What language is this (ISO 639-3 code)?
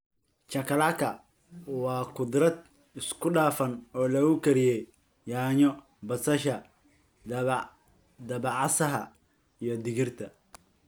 som